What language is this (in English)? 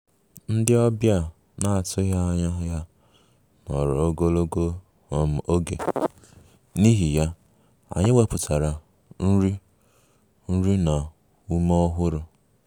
Igbo